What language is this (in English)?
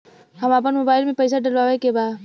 Bhojpuri